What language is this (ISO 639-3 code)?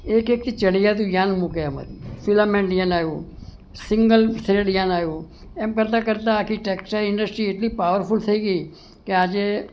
guj